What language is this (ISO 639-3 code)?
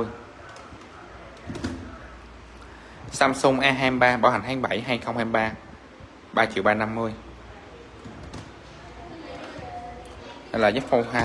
vie